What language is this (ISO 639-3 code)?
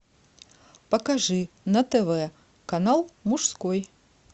rus